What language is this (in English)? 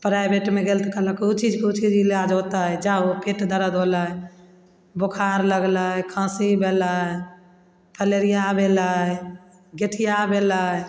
Maithili